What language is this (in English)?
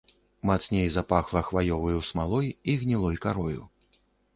Belarusian